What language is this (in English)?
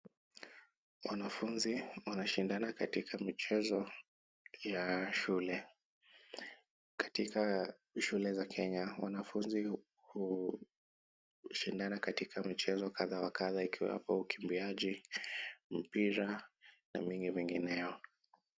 Swahili